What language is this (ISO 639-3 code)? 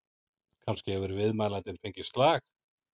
isl